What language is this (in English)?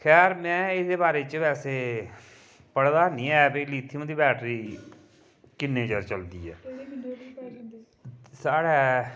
Dogri